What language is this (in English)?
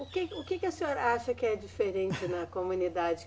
Portuguese